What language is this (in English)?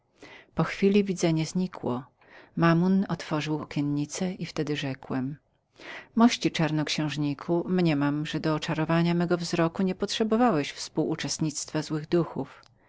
Polish